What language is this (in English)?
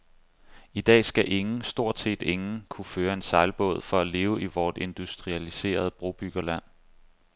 Danish